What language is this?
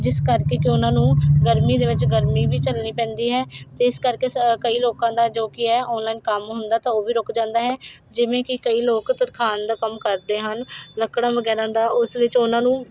Punjabi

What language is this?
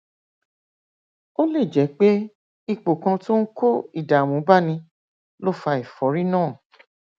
Yoruba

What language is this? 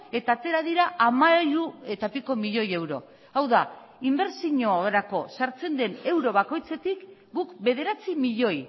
Basque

